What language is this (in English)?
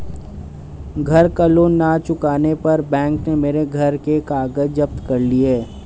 Hindi